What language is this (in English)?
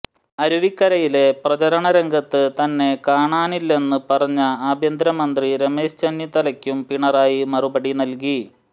Malayalam